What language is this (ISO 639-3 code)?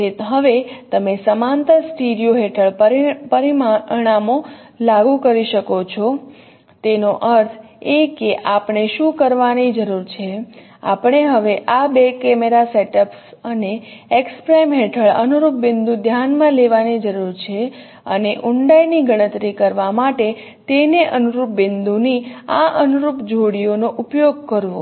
guj